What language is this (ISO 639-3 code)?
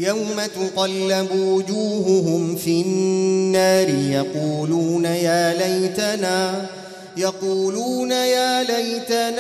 ara